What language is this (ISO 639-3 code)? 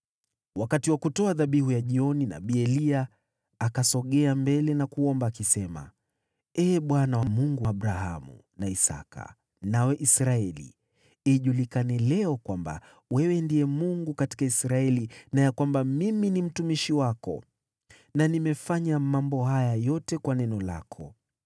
swa